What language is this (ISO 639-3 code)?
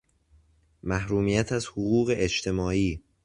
fas